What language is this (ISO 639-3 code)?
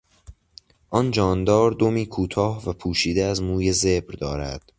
fas